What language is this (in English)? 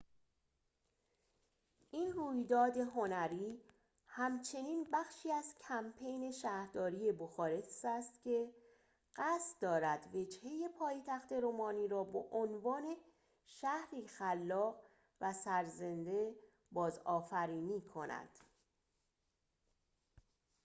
Persian